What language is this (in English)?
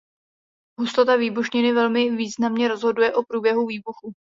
Czech